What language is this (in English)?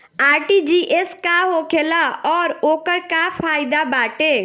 Bhojpuri